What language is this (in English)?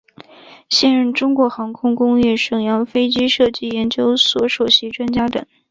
Chinese